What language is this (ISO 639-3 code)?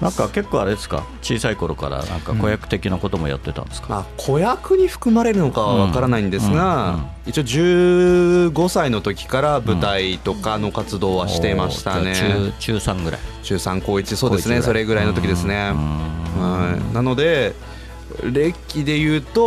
jpn